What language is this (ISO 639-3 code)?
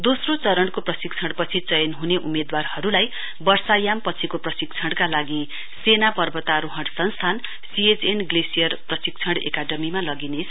nep